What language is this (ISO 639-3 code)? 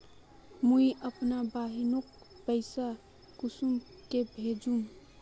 mag